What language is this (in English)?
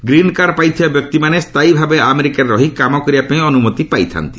Odia